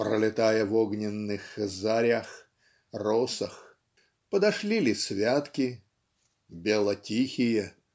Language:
Russian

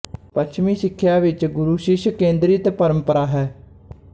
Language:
Punjabi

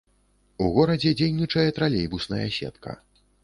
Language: Belarusian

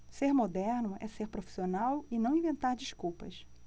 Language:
Portuguese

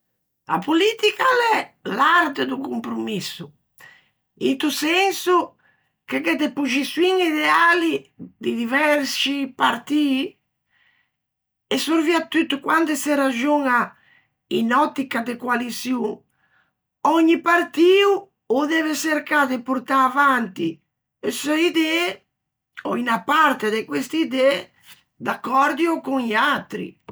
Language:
Ligurian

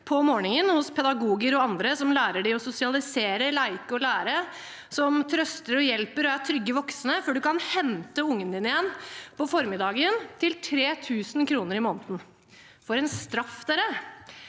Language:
Norwegian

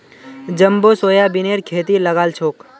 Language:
Magahi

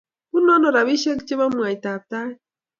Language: Kalenjin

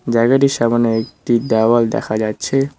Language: Bangla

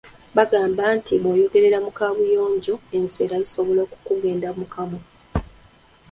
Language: Ganda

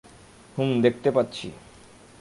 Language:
Bangla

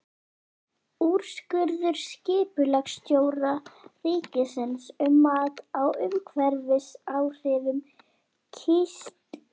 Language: Icelandic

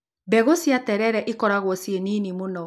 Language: Kikuyu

